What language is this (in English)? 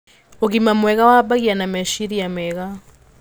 Kikuyu